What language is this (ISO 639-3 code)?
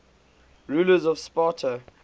eng